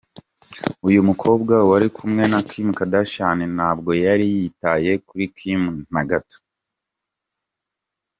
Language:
Kinyarwanda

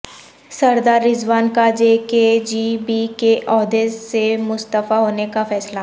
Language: Urdu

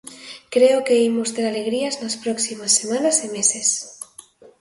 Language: Galician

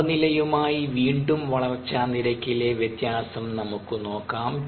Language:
Malayalam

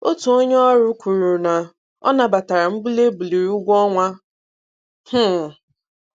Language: Igbo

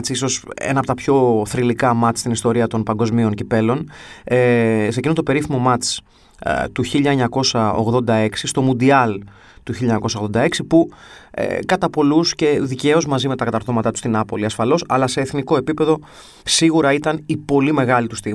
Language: Greek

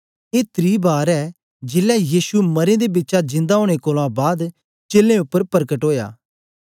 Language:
Dogri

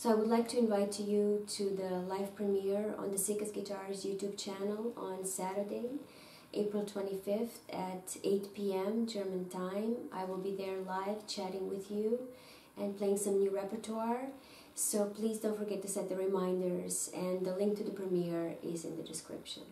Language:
English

